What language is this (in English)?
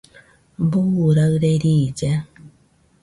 Nüpode Huitoto